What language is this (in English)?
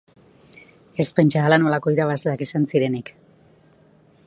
Basque